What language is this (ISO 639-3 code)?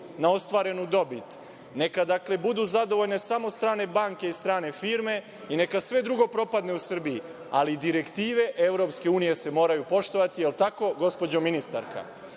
srp